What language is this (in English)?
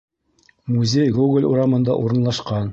Bashkir